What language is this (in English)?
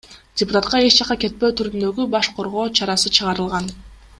Kyrgyz